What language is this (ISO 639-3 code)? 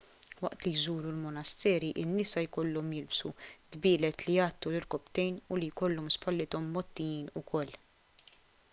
mlt